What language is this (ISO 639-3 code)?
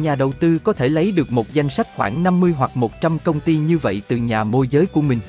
vie